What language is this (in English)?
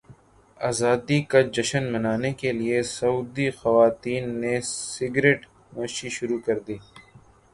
Urdu